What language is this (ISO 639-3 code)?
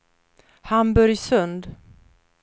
swe